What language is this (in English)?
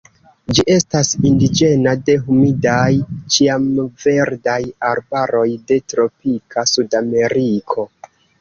Esperanto